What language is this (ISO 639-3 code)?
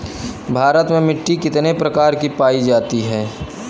bho